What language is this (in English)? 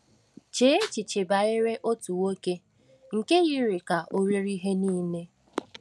Igbo